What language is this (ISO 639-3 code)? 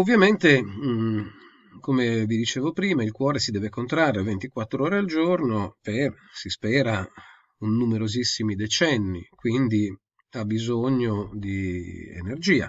ita